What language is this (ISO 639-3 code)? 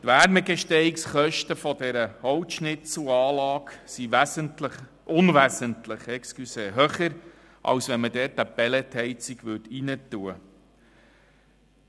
gsw